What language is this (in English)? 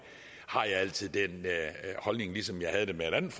Danish